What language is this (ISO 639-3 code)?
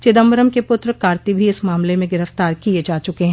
hin